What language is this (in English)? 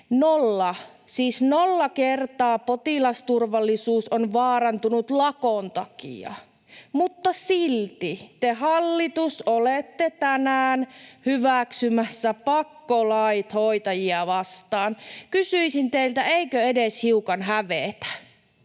Finnish